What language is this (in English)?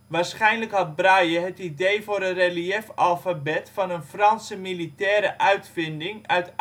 Dutch